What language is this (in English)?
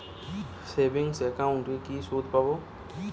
Bangla